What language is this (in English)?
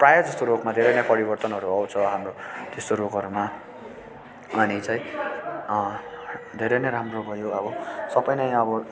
Nepali